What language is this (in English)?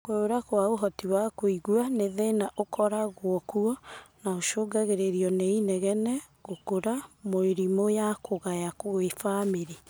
Kikuyu